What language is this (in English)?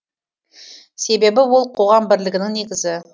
Kazakh